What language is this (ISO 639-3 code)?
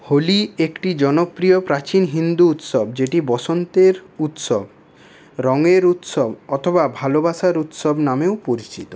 ben